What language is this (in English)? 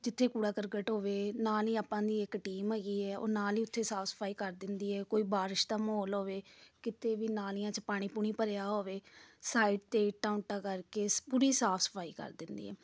Punjabi